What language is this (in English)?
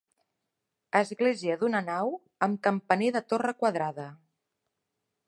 Catalan